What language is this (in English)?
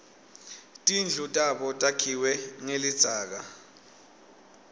Swati